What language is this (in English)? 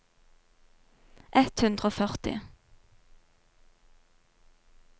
Norwegian